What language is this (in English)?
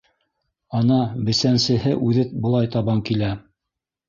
Bashkir